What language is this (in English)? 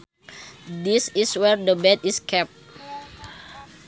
Sundanese